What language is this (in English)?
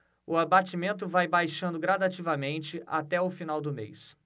Portuguese